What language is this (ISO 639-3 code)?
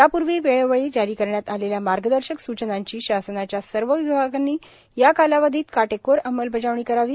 mar